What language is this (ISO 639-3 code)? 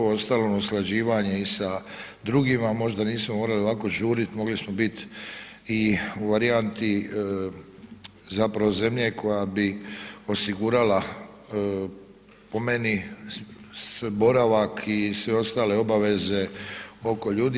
hrv